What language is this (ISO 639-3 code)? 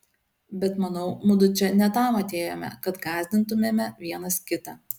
lit